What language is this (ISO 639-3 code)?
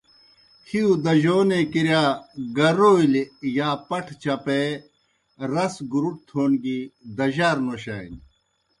plk